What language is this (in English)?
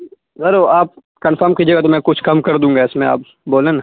Urdu